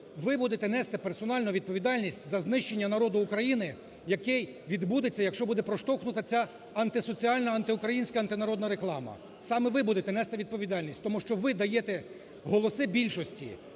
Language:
Ukrainian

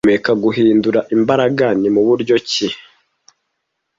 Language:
Kinyarwanda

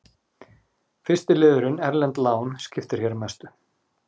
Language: Icelandic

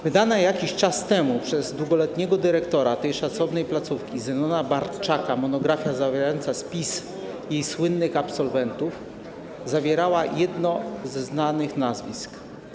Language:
Polish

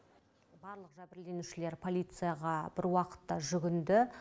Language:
Kazakh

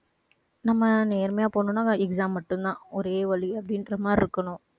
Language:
Tamil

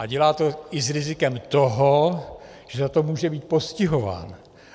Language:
Czech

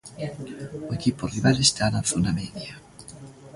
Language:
Galician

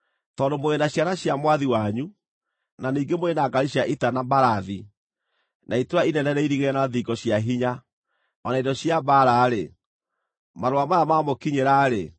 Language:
Kikuyu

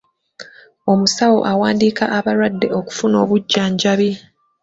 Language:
Ganda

